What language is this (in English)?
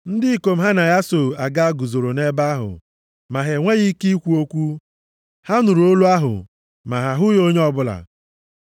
Igbo